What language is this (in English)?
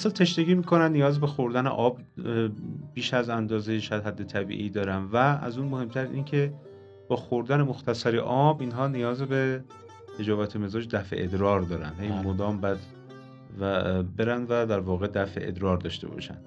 Persian